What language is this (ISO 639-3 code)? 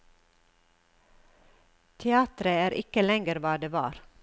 nor